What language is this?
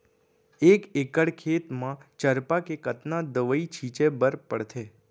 Chhattisgarhi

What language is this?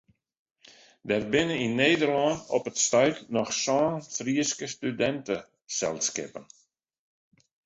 Western Frisian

